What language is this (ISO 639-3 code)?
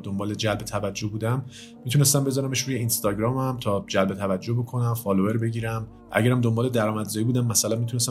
fas